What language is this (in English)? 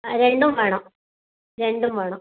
Malayalam